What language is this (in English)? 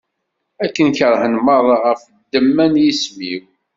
Kabyle